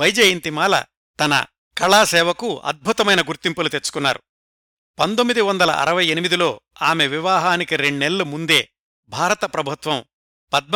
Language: Telugu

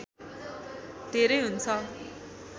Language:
Nepali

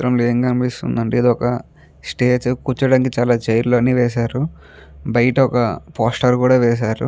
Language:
Telugu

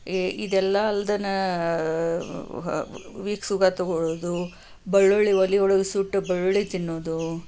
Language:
Kannada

